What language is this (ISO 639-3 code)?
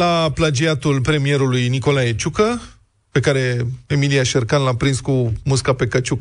ron